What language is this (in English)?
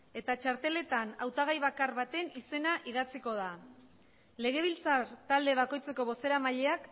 Basque